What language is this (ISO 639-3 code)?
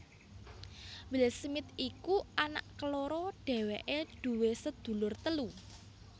jav